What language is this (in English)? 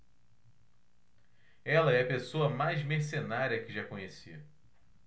Portuguese